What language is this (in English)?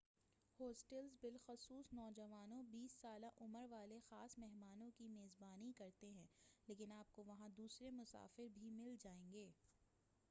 Urdu